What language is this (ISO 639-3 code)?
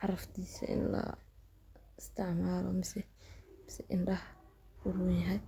som